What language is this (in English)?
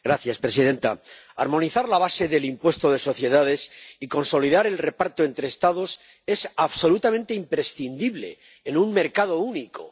Spanish